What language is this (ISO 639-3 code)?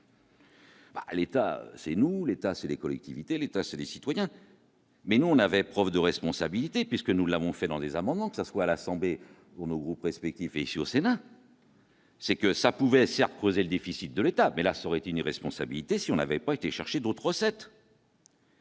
fra